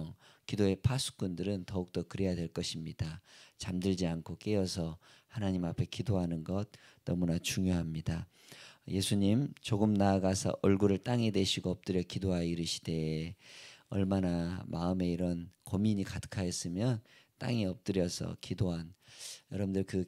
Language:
Korean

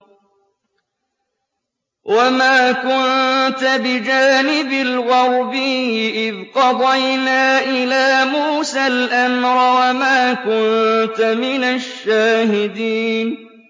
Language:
Arabic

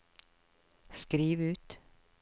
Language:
Norwegian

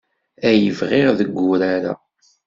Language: Kabyle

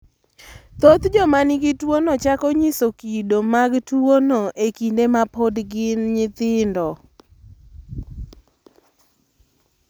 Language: Luo (Kenya and Tanzania)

